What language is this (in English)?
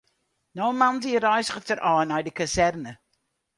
Western Frisian